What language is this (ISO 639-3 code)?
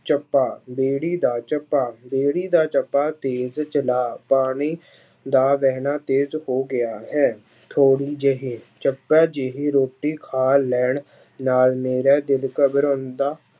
pan